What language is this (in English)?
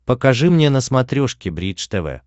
Russian